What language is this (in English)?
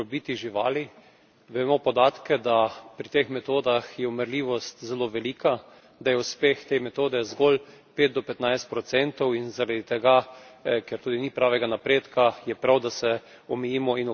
Slovenian